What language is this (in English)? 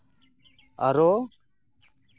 Santali